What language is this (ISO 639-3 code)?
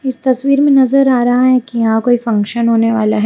hin